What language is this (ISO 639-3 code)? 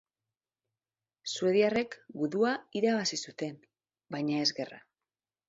eus